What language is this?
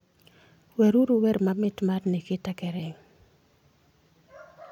Luo (Kenya and Tanzania)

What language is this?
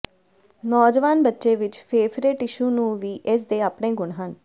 Punjabi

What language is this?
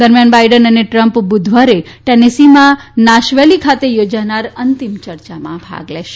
Gujarati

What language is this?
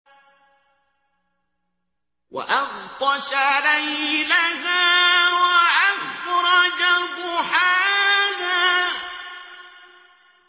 Arabic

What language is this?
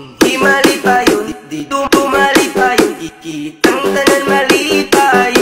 Polish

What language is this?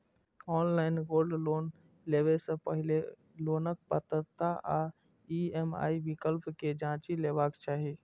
Maithili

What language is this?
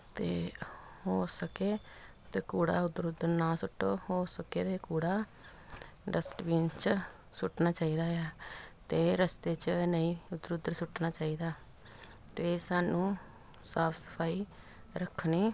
Punjabi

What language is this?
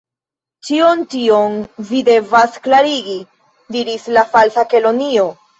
Esperanto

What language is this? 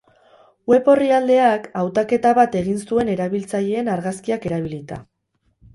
Basque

